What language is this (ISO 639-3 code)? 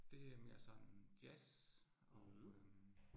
dan